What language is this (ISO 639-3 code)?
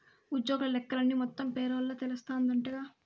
tel